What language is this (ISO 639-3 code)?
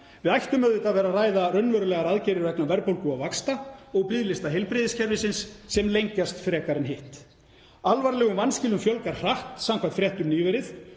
isl